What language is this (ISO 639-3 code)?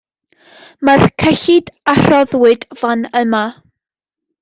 cym